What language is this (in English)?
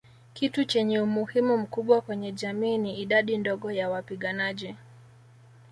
Swahili